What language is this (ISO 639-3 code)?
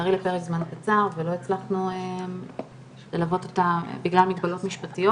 heb